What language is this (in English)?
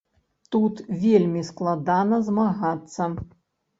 Belarusian